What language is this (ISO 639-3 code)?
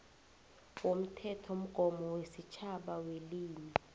nbl